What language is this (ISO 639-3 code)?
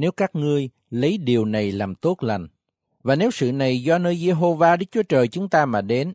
vie